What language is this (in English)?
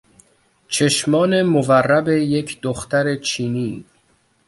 Persian